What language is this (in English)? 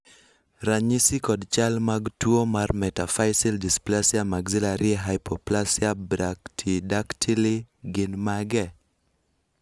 Luo (Kenya and Tanzania)